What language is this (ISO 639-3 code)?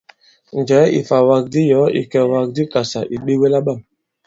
abb